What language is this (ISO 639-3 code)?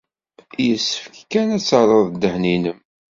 kab